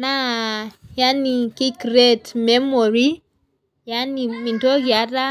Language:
Masai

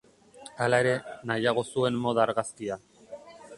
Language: Basque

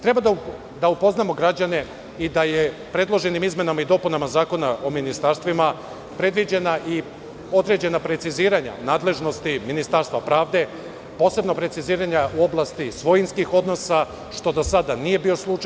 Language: Serbian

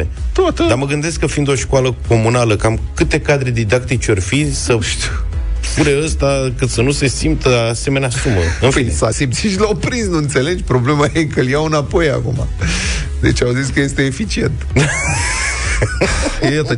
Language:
Romanian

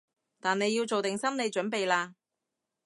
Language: Cantonese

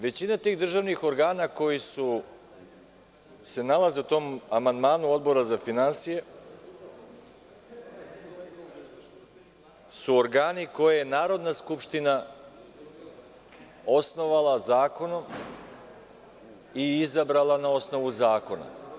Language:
Serbian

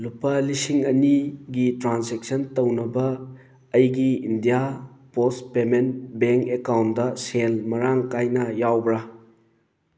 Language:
Manipuri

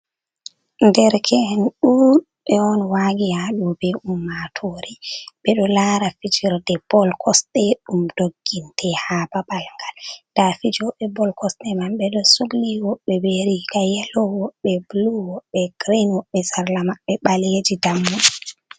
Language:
Fula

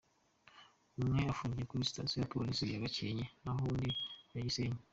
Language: Kinyarwanda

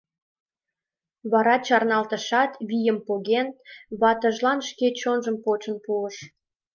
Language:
Mari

